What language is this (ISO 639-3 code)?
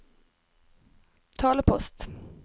nor